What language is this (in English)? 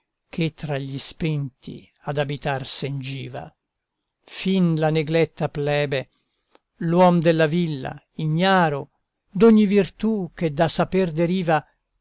Italian